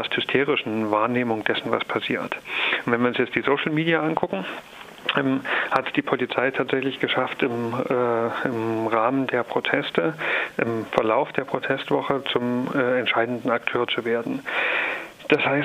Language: German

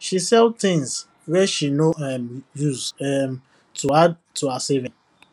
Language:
Nigerian Pidgin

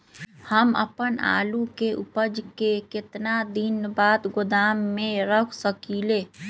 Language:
Magahi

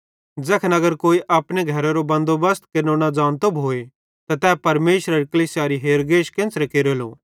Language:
Bhadrawahi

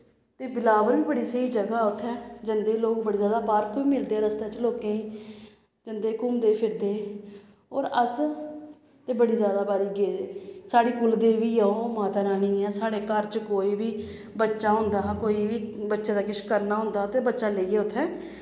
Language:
Dogri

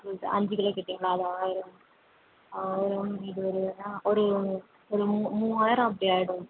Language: Tamil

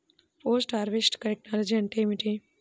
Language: Telugu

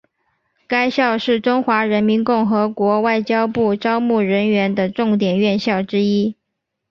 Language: Chinese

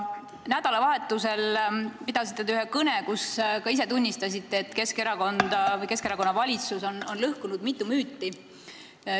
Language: Estonian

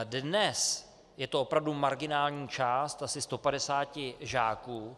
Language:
Czech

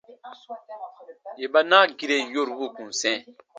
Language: Baatonum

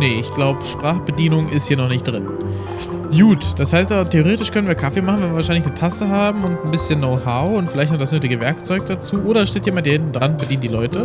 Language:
German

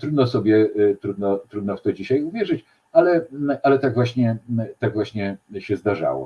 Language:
Polish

